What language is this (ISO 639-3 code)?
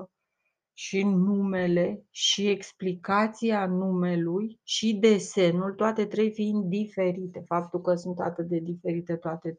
ron